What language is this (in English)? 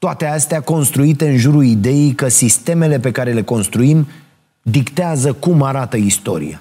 Romanian